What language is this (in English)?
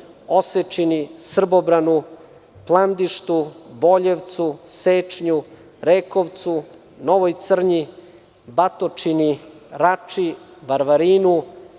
Serbian